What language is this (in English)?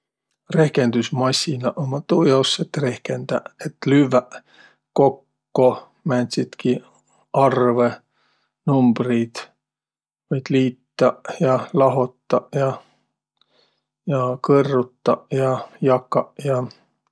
Võro